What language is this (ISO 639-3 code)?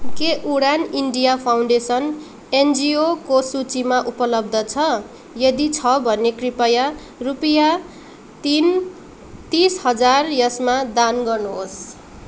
nep